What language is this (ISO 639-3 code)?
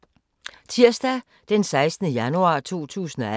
dan